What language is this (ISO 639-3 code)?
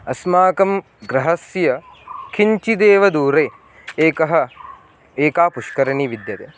san